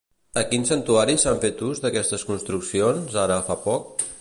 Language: Catalan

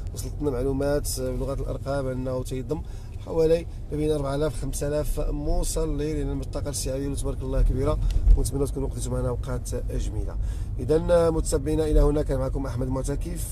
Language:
Arabic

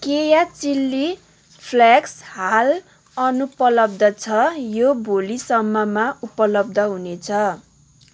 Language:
Nepali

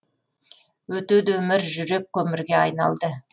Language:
Kazakh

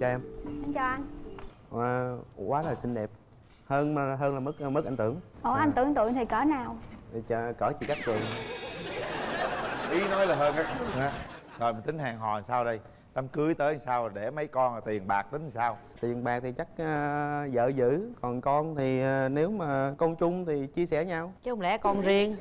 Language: Vietnamese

